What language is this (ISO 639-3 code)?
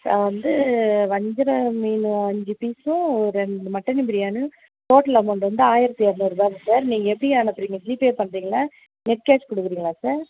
tam